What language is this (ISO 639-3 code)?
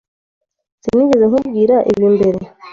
kin